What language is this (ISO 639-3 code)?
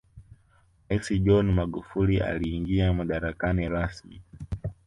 swa